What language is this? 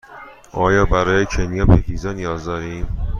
Persian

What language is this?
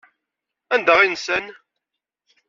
Kabyle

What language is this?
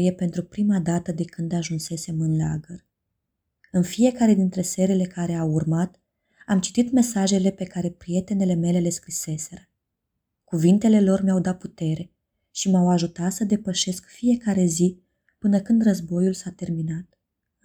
Romanian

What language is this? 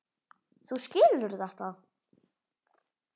Icelandic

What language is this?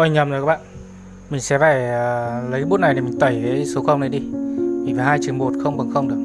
Vietnamese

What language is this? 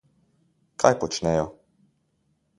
Slovenian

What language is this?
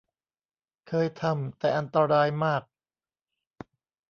Thai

